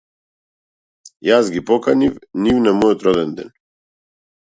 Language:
Macedonian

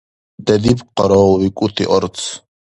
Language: Dargwa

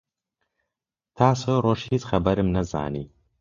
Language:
Central Kurdish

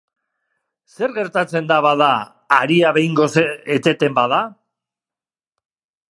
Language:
Basque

